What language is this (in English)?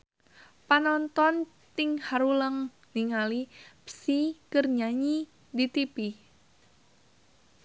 Sundanese